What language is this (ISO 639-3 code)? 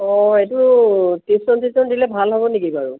asm